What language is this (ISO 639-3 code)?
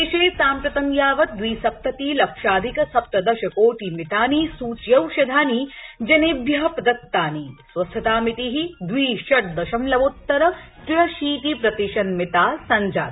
san